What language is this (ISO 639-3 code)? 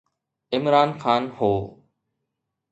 snd